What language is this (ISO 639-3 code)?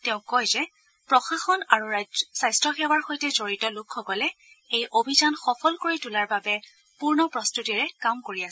asm